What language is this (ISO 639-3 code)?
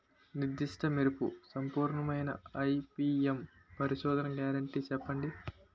tel